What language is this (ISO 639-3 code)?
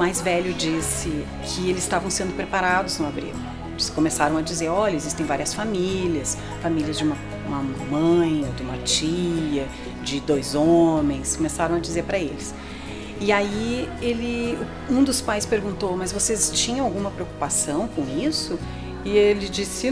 por